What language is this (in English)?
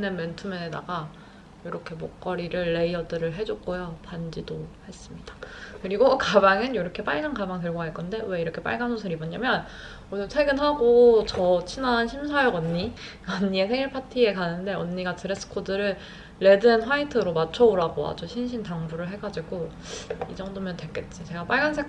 Korean